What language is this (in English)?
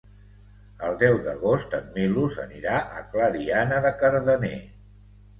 Catalan